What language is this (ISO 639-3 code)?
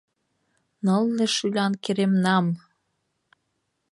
chm